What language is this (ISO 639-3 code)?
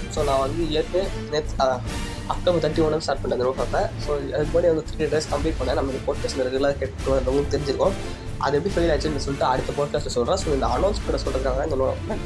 tam